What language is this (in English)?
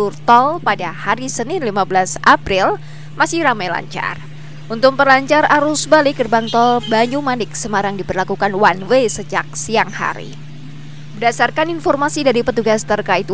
Indonesian